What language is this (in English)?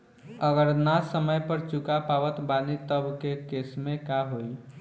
Bhojpuri